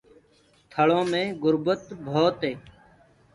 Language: Gurgula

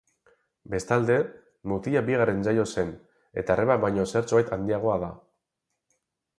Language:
Basque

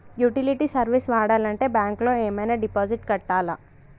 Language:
Telugu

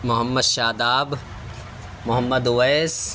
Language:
Urdu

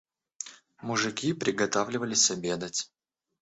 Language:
Russian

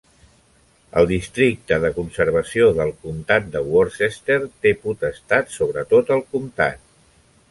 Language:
Catalan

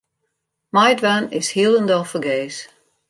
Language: Western Frisian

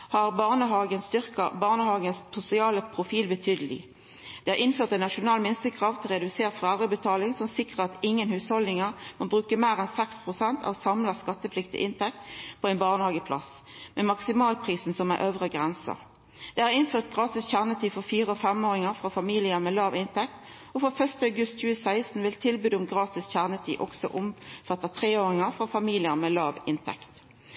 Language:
Norwegian Nynorsk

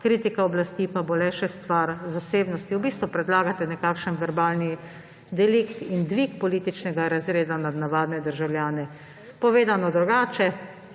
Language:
Slovenian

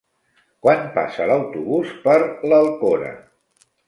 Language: Catalan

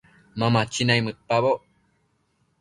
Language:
Matsés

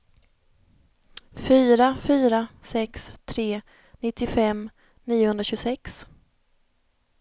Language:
Swedish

